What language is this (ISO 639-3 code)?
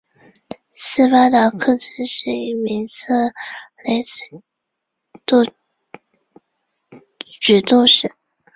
zho